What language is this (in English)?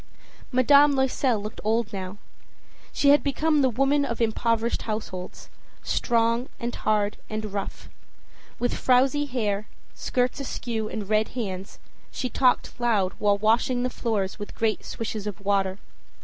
English